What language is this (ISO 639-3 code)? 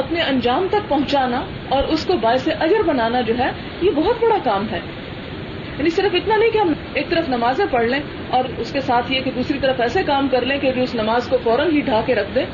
urd